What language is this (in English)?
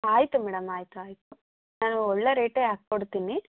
Kannada